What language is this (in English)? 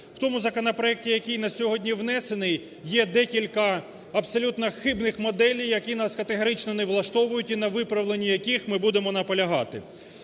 Ukrainian